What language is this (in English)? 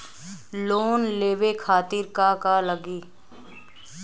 Bhojpuri